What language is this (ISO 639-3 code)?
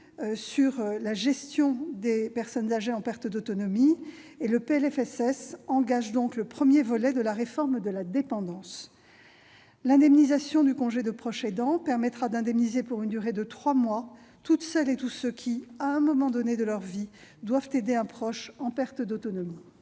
fra